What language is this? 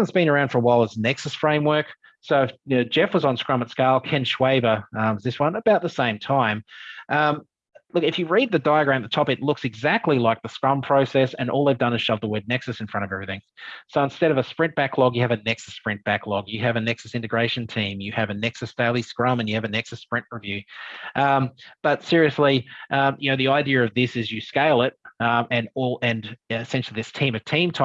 English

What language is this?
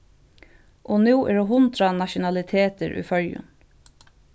Faroese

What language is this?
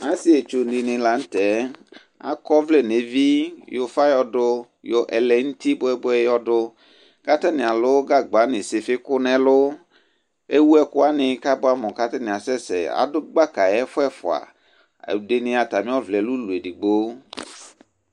Ikposo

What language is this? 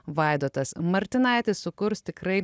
Lithuanian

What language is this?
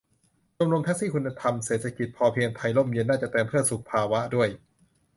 Thai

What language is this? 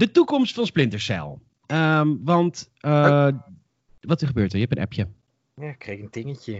Dutch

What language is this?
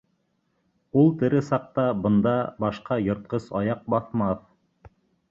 Bashkir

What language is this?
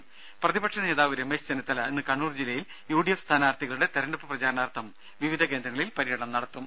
Malayalam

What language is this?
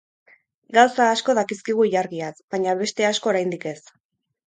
Basque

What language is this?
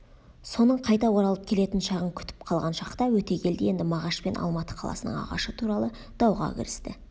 Kazakh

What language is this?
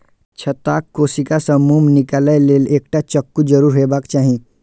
Maithili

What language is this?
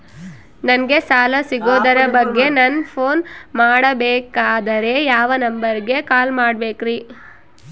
Kannada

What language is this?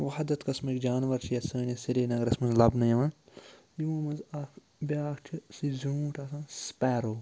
Kashmiri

